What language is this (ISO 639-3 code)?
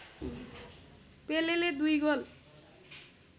nep